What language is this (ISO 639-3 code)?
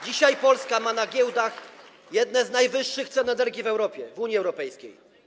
pol